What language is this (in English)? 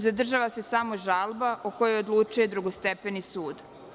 Serbian